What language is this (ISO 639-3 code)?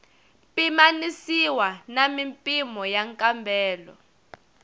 tso